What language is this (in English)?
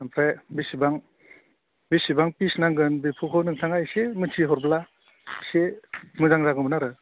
Bodo